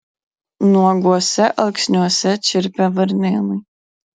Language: Lithuanian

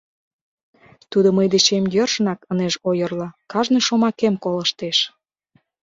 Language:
Mari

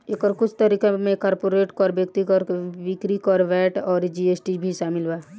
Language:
Bhojpuri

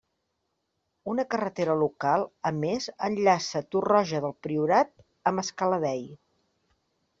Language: Catalan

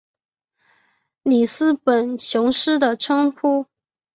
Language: Chinese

